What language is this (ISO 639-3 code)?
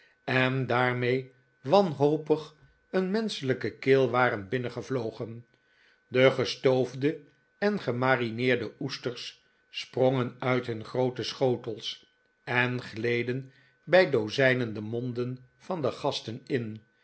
nld